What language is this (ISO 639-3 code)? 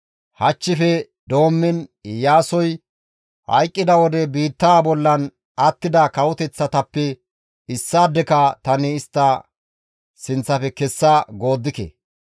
gmv